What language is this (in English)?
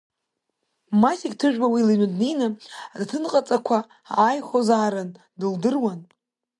Abkhazian